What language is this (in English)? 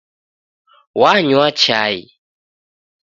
Taita